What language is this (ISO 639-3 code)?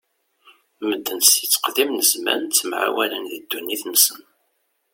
kab